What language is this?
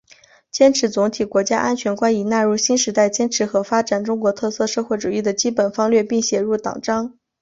Chinese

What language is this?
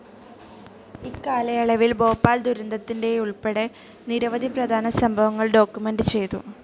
Malayalam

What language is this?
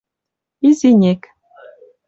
Western Mari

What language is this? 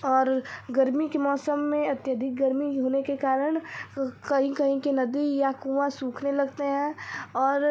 Hindi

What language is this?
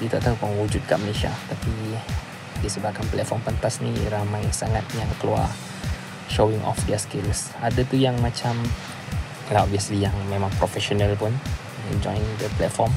Malay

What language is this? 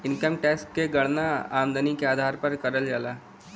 Bhojpuri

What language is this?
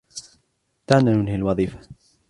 Arabic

